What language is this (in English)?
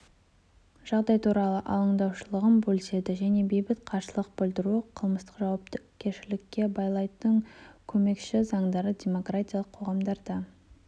Kazakh